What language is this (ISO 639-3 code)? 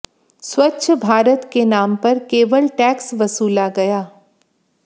hin